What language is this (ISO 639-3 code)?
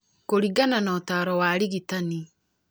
kik